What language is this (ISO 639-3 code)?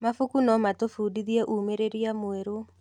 kik